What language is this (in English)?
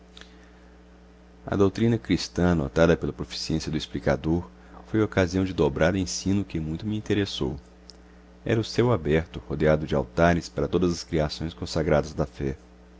Portuguese